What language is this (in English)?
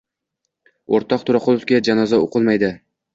Uzbek